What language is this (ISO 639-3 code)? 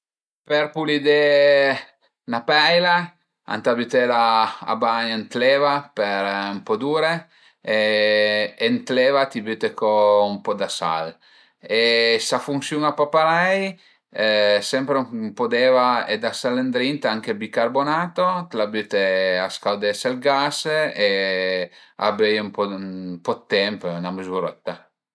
pms